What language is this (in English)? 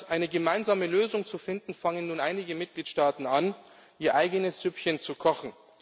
German